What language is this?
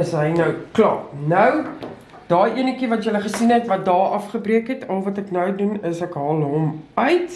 Dutch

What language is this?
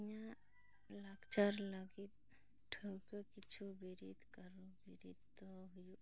Santali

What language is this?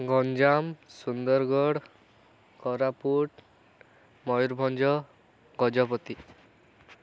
Odia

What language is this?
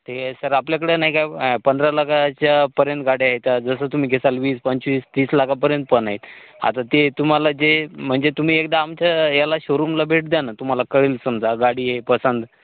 Marathi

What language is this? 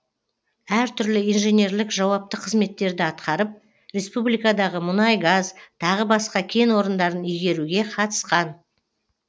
Kazakh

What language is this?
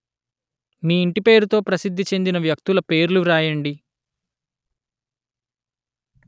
Telugu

